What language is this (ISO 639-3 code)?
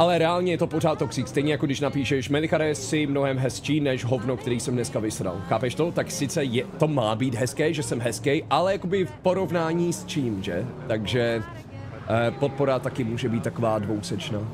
ces